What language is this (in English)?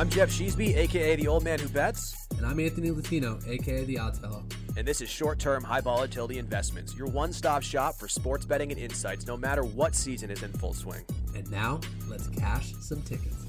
English